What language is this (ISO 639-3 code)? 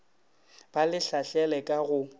nso